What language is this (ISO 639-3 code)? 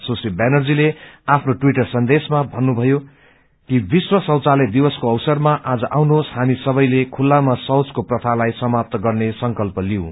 nep